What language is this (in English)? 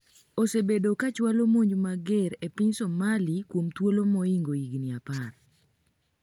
Luo (Kenya and Tanzania)